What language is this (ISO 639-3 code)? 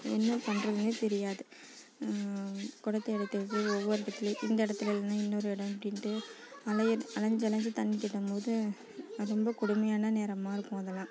tam